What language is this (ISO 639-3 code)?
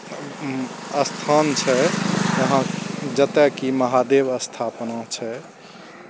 mai